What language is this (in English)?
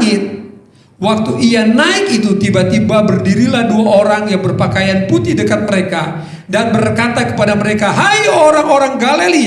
Indonesian